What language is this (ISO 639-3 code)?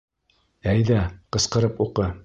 bak